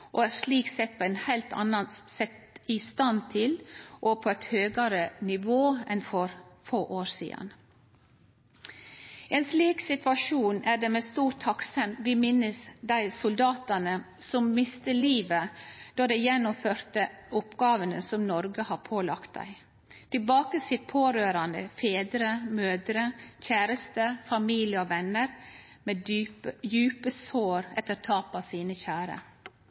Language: Norwegian Nynorsk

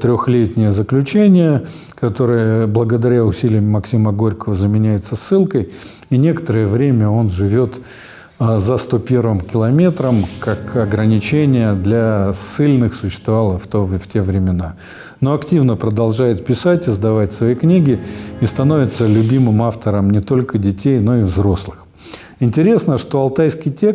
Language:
Russian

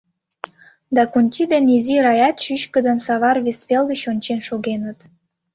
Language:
Mari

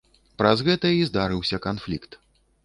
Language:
Belarusian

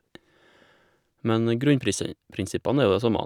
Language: Norwegian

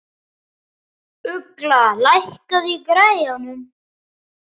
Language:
Icelandic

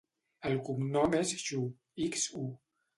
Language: Catalan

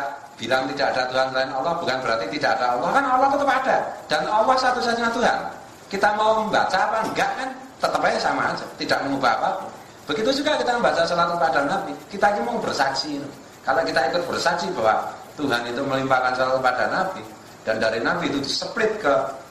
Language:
Indonesian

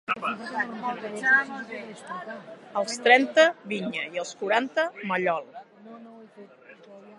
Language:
Catalan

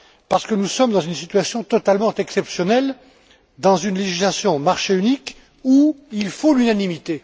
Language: French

